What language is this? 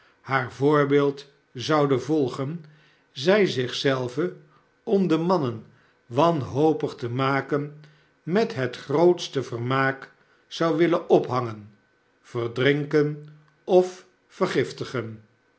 Dutch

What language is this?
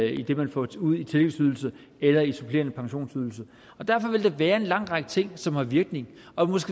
Danish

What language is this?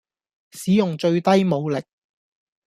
Cantonese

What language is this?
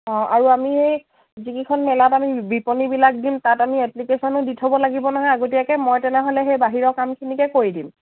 Assamese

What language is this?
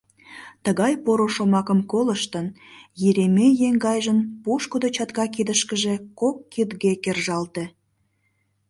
Mari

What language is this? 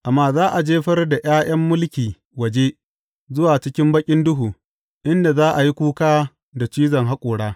Hausa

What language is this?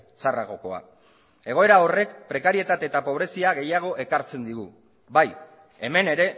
Basque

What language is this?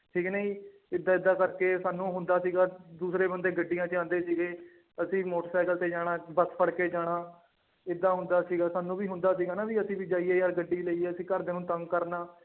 Punjabi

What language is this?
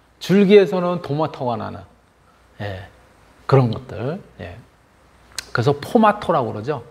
Korean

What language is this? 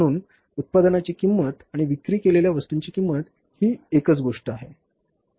Marathi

